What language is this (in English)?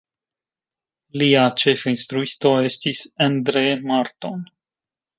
Esperanto